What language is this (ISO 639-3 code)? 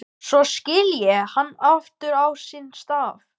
isl